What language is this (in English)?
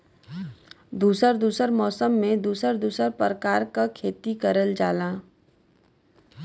Bhojpuri